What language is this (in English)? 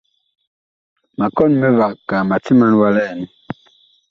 Bakoko